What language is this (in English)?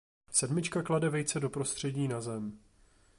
Czech